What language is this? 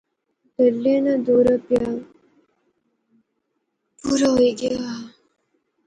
Pahari-Potwari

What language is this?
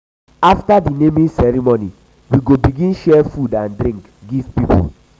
Nigerian Pidgin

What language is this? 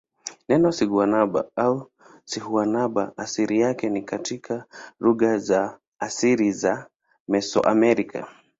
Swahili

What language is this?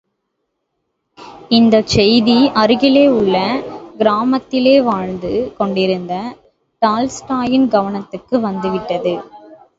Tamil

